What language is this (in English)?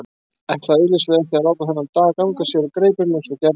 Icelandic